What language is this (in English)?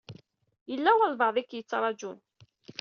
Kabyle